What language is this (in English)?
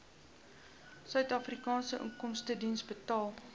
Afrikaans